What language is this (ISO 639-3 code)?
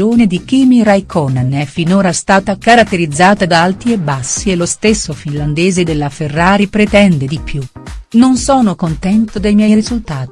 ita